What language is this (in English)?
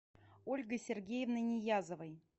Russian